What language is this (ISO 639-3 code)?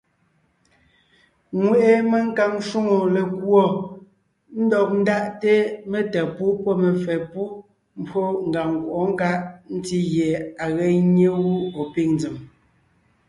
nnh